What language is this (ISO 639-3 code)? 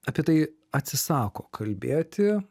lit